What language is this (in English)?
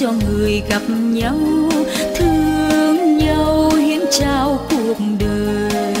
Vietnamese